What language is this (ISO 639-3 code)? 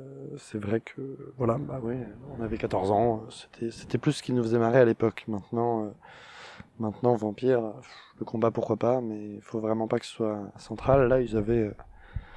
fra